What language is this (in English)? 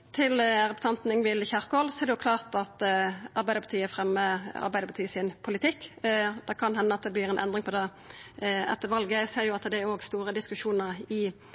Norwegian Nynorsk